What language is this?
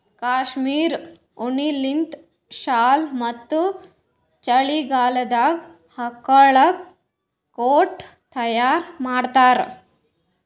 Kannada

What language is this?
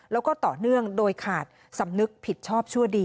Thai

